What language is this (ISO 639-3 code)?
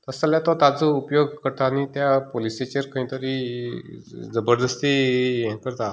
kok